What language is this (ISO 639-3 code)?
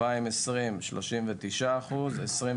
heb